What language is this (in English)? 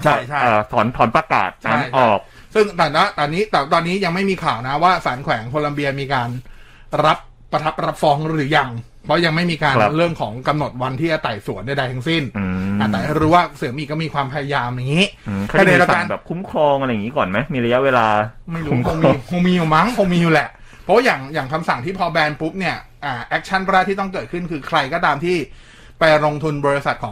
Thai